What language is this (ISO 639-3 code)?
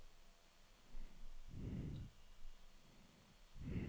dan